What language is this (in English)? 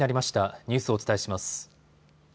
Japanese